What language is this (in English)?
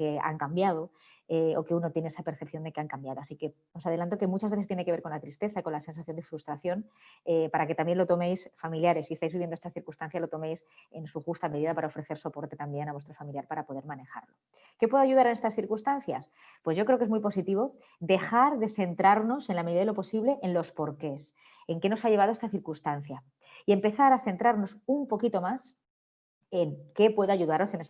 Spanish